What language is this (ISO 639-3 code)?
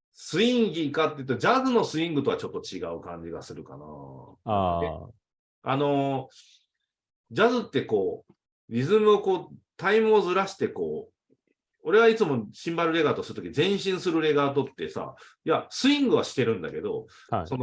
jpn